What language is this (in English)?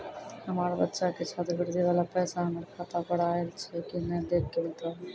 Maithili